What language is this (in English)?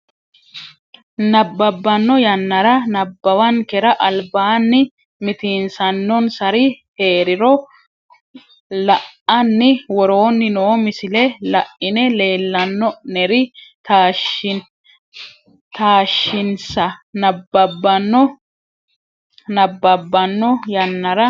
Sidamo